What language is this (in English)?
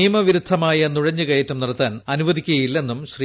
Malayalam